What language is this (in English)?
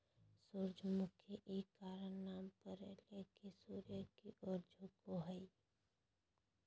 Magahi